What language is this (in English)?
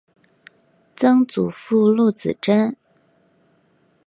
Chinese